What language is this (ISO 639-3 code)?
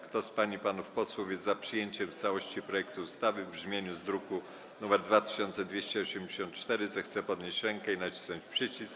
pol